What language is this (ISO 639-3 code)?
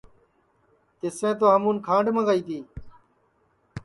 ssi